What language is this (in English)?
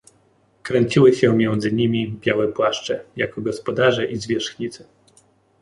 Polish